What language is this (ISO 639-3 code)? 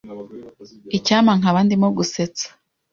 kin